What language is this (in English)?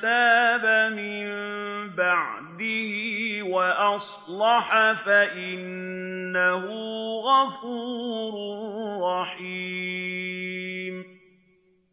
Arabic